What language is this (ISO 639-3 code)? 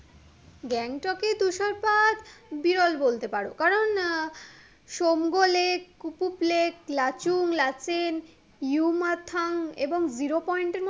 ben